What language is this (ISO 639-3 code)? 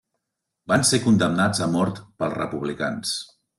cat